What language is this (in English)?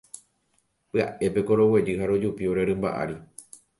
Guarani